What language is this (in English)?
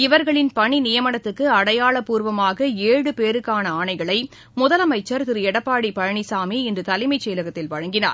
Tamil